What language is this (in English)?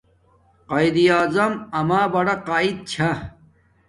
Domaaki